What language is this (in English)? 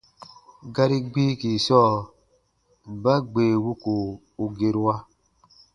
Baatonum